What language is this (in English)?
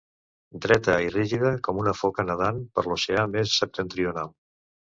Catalan